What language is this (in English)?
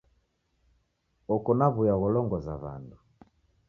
Taita